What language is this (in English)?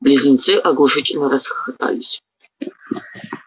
Russian